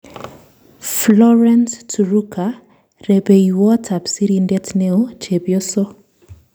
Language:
Kalenjin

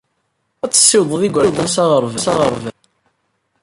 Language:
Kabyle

